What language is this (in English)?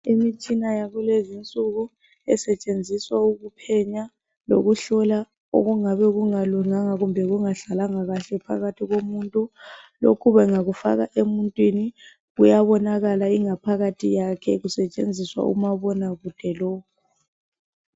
North Ndebele